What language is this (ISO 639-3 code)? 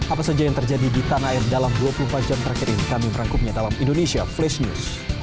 ind